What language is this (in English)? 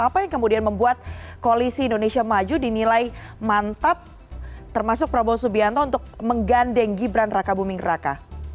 Indonesian